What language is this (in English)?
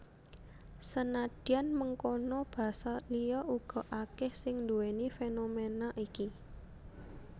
Javanese